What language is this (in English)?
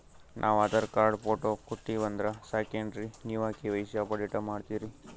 Kannada